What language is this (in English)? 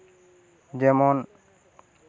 Santali